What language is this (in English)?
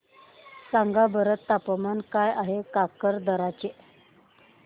Marathi